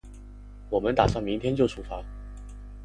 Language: Chinese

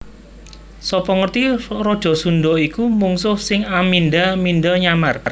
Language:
Javanese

